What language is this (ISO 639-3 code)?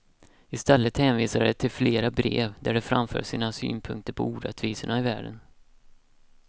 swe